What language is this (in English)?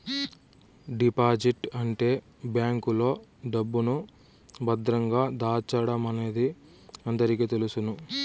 Telugu